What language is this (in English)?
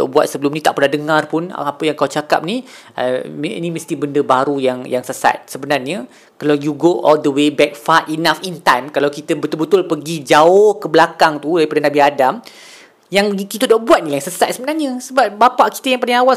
Malay